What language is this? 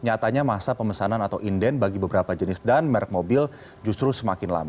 Indonesian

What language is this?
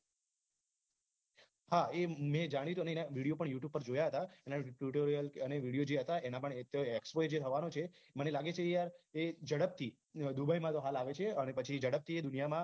Gujarati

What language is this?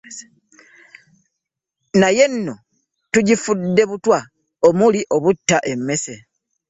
Ganda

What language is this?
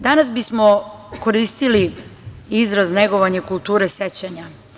Serbian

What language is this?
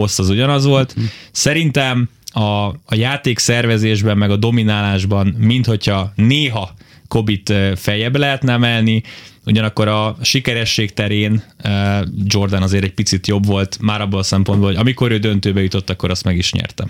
Hungarian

